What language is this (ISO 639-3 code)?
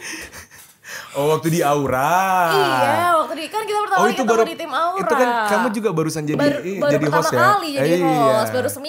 ind